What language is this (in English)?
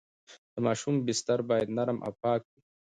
Pashto